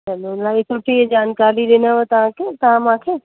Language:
Sindhi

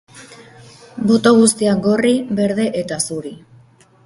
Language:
Basque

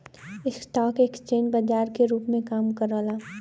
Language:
Bhojpuri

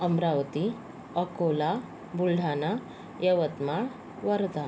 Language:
Marathi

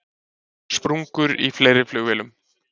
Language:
Icelandic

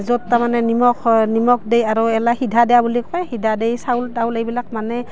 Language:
Assamese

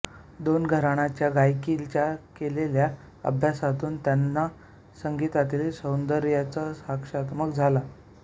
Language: Marathi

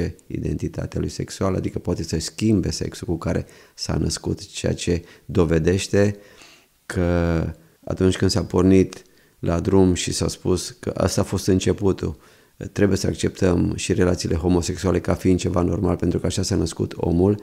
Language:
Romanian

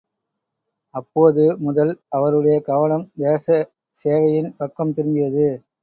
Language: Tamil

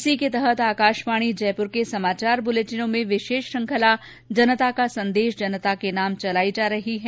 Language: Hindi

